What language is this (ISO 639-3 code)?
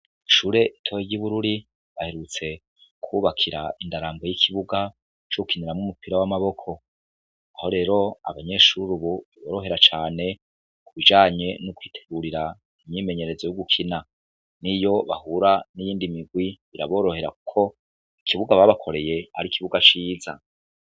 run